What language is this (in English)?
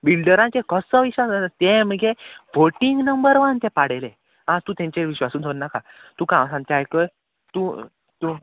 Konkani